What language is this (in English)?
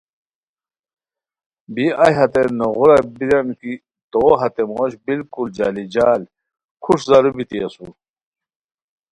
Khowar